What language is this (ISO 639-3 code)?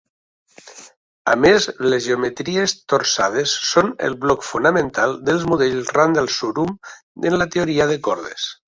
cat